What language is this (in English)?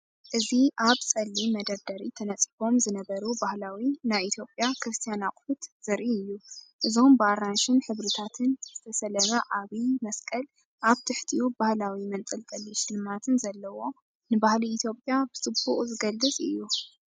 Tigrinya